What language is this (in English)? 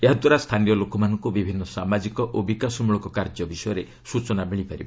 Odia